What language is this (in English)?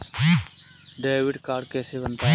Hindi